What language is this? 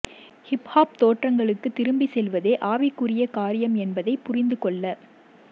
Tamil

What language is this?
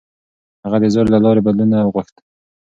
Pashto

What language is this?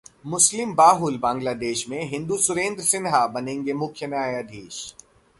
Hindi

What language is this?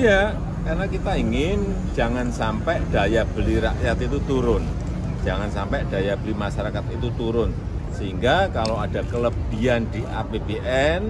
Indonesian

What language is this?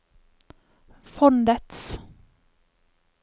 Norwegian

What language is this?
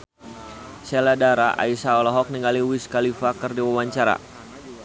Sundanese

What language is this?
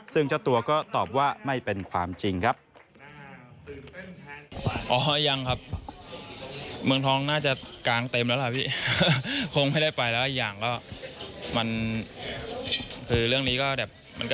Thai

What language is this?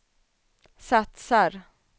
Swedish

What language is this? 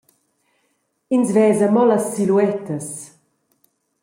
Romansh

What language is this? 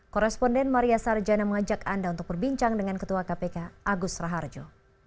Indonesian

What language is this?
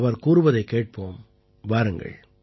Tamil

